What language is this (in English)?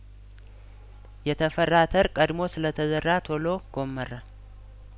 Amharic